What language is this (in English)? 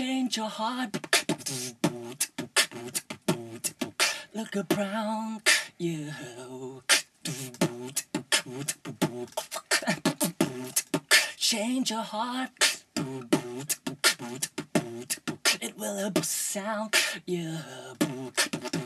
Thai